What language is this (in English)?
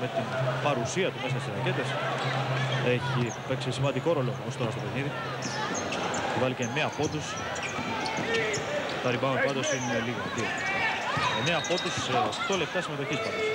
Greek